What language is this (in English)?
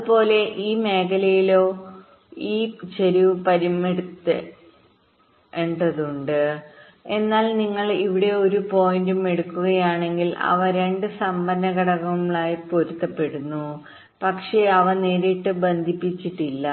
Malayalam